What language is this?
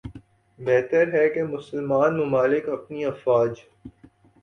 Urdu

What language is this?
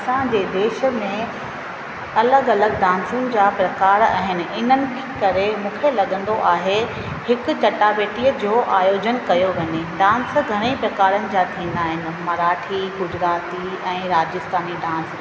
Sindhi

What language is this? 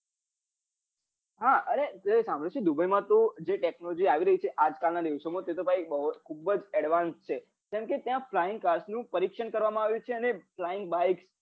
Gujarati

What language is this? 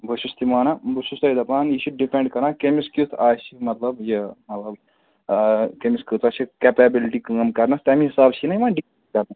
Kashmiri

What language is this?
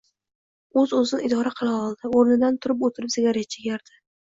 Uzbek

